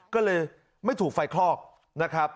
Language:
Thai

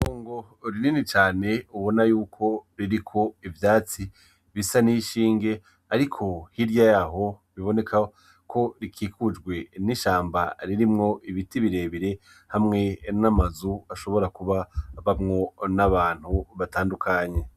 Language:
Rundi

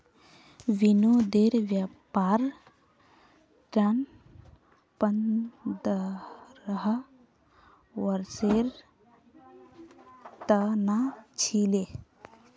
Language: Magahi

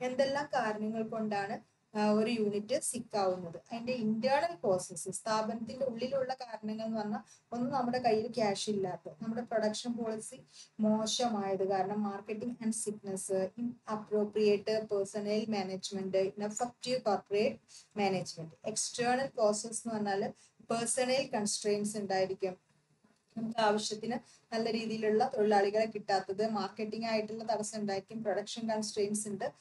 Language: Malayalam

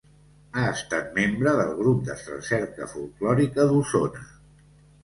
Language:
Catalan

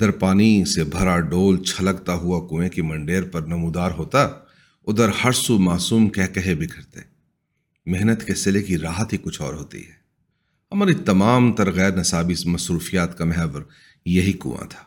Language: Urdu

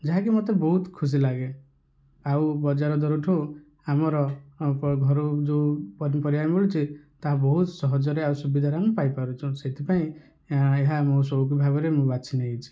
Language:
Odia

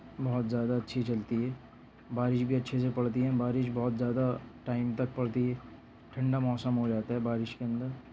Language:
Urdu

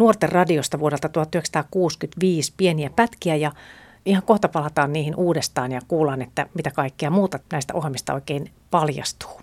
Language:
Finnish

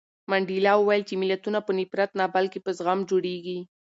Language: Pashto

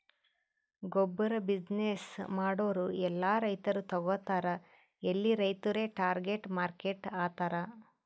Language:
Kannada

